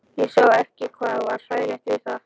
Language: Icelandic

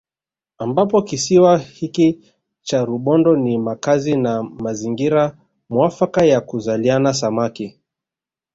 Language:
Swahili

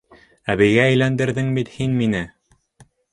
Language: Bashkir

